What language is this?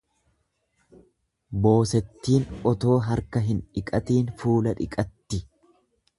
Oromo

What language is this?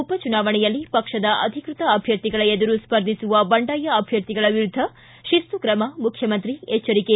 Kannada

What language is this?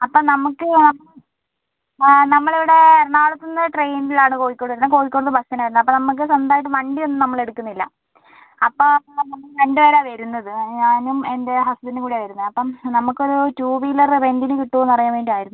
Malayalam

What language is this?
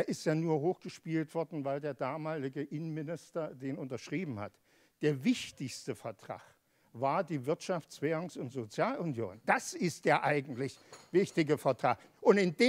German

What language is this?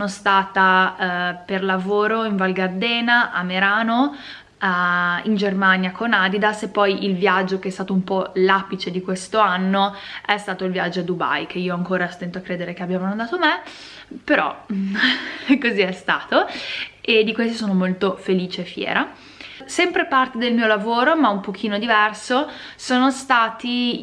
Italian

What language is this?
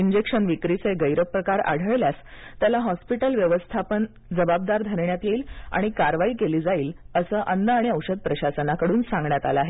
Marathi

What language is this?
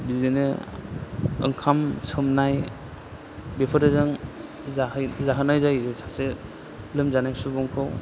Bodo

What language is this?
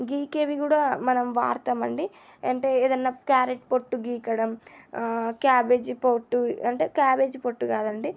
Telugu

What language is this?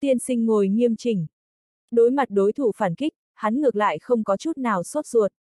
Vietnamese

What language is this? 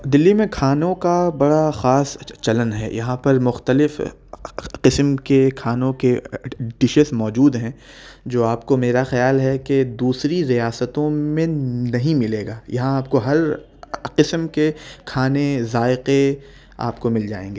Urdu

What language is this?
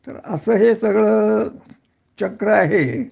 Marathi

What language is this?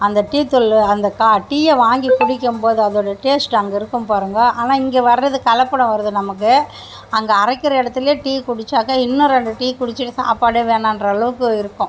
Tamil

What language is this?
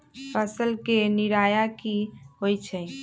Magahi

